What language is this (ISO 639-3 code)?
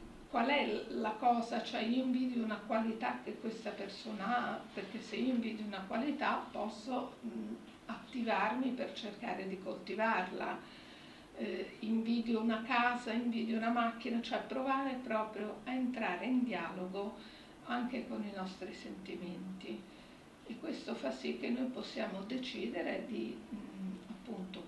ita